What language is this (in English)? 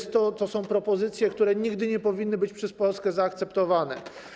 Polish